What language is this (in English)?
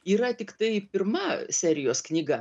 Lithuanian